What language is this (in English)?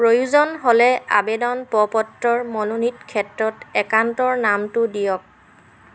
Assamese